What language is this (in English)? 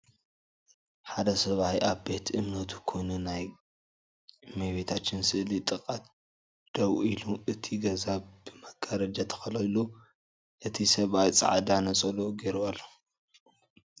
Tigrinya